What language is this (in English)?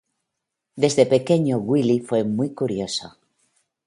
Spanish